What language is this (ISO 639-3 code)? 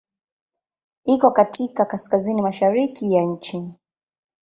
swa